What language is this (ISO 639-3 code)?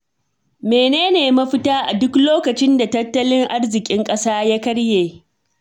hau